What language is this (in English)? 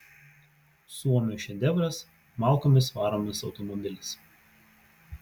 Lithuanian